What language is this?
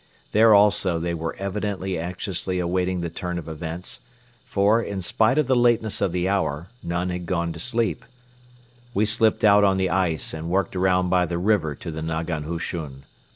English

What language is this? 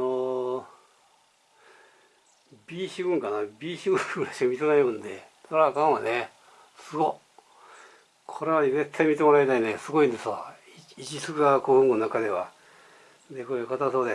Japanese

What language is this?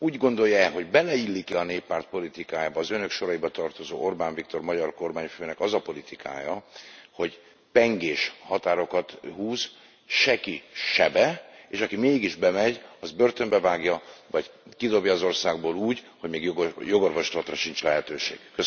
Hungarian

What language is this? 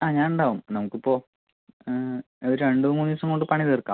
Malayalam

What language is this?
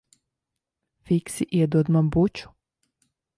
Latvian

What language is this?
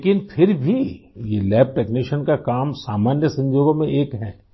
Urdu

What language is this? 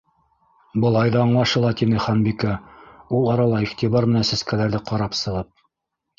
Bashkir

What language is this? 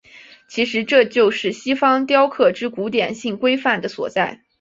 Chinese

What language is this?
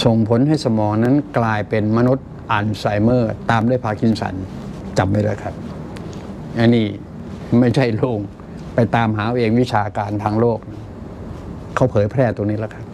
Thai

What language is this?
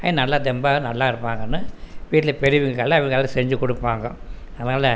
Tamil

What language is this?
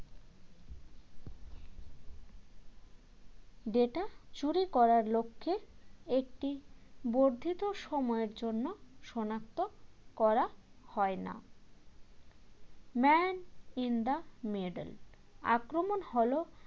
Bangla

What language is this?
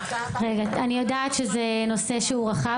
Hebrew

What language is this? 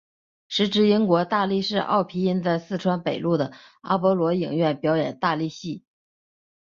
Chinese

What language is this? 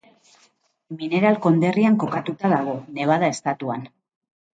Basque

